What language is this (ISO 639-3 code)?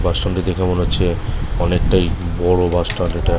ben